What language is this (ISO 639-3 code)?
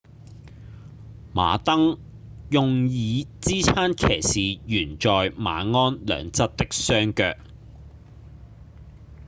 yue